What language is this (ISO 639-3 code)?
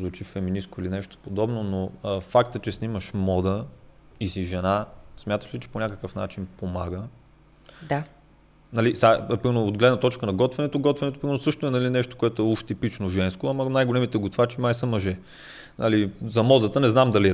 bul